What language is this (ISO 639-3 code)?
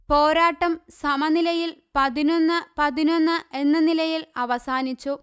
mal